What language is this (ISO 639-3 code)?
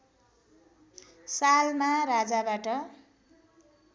nep